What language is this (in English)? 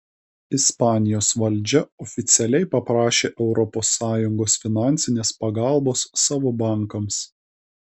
Lithuanian